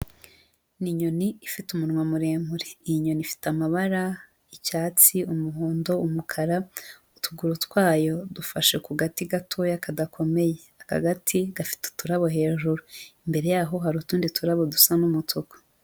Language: Kinyarwanda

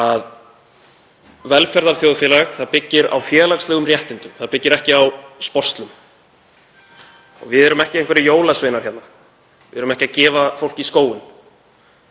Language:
Icelandic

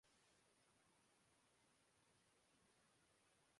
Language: Urdu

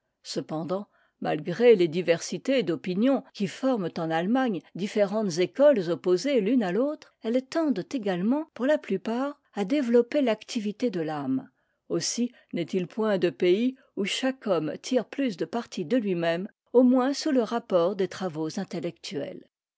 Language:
French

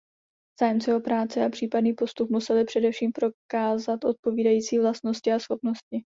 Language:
Czech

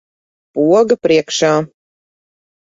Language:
Latvian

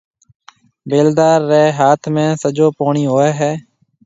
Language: Marwari (Pakistan)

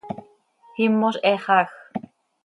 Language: Seri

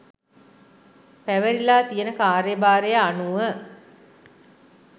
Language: Sinhala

